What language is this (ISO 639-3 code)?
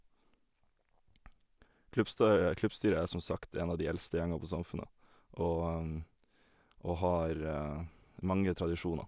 nor